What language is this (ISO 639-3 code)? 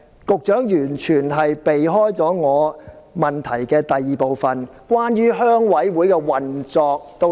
yue